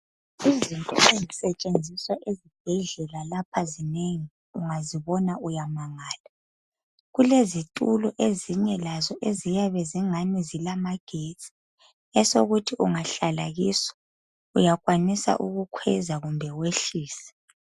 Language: North Ndebele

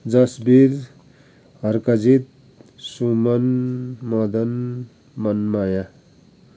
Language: Nepali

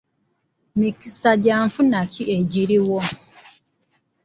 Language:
Ganda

